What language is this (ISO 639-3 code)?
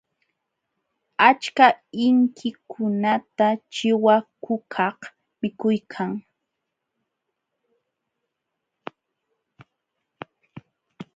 qxw